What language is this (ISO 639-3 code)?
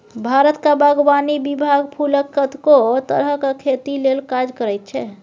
mai